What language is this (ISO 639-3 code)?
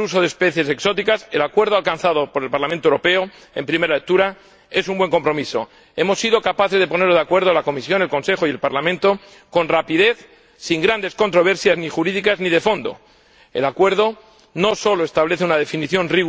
spa